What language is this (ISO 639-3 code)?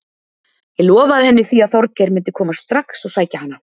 isl